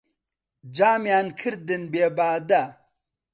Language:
Central Kurdish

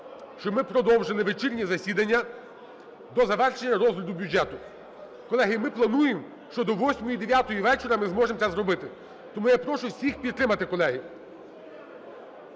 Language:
Ukrainian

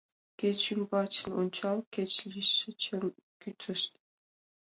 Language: Mari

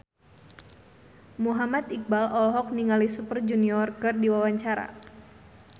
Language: Sundanese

